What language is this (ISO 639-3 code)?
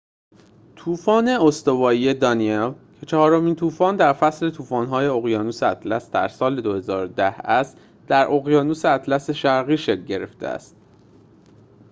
fas